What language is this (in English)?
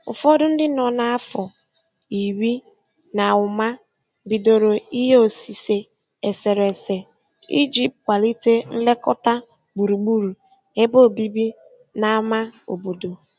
Igbo